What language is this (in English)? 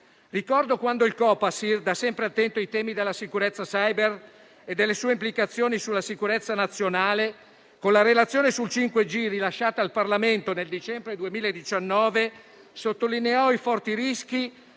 Italian